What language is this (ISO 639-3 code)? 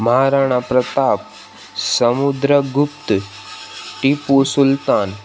snd